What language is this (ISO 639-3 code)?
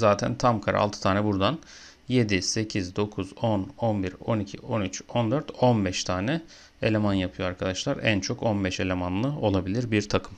tur